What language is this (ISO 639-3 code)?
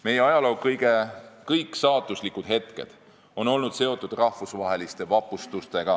est